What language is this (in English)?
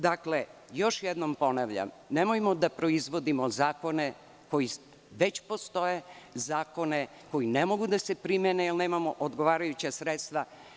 Serbian